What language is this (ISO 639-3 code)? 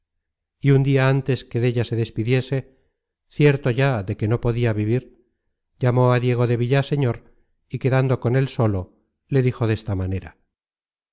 spa